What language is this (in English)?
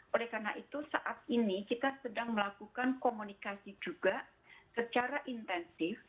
Indonesian